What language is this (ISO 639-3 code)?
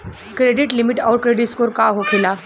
bho